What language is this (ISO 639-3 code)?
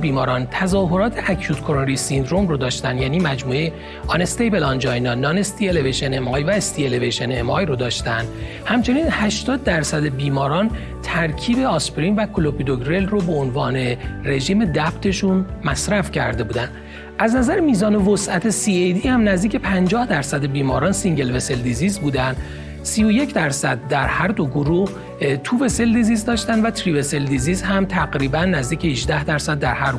fas